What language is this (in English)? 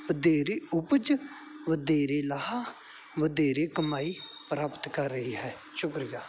Punjabi